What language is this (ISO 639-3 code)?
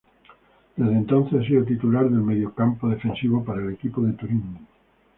spa